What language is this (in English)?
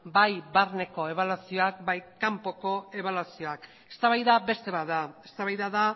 Basque